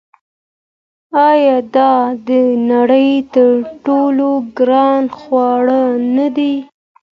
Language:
Pashto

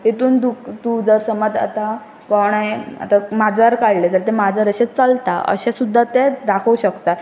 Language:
Konkani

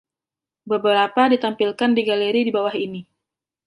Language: Indonesian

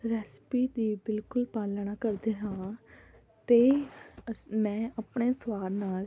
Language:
Punjabi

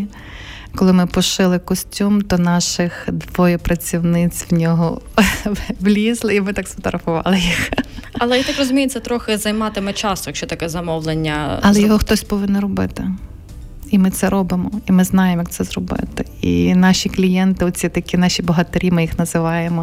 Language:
Ukrainian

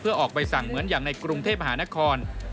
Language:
Thai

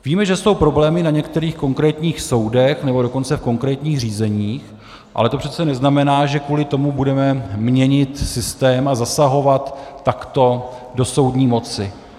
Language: Czech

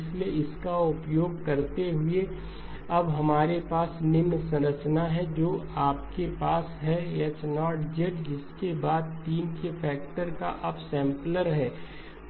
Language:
Hindi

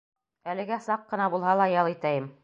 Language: Bashkir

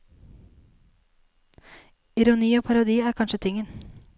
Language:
Norwegian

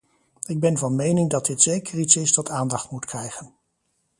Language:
Dutch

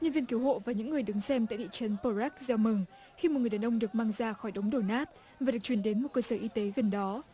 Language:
Vietnamese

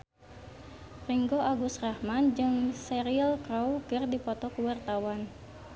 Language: Sundanese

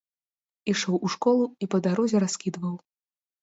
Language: Belarusian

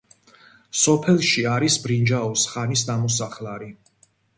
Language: Georgian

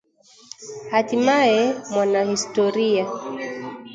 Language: Swahili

